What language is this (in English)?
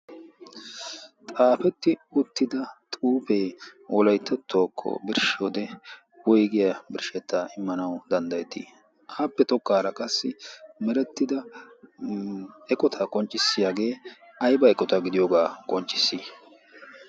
Wolaytta